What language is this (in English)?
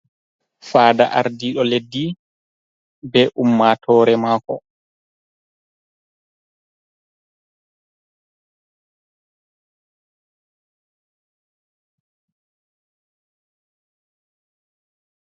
Fula